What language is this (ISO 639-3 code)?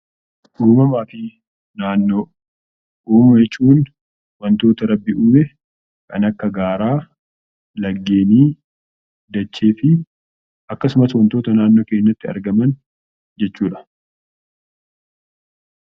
orm